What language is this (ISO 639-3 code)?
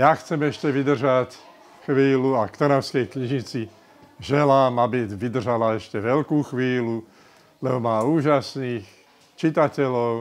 nld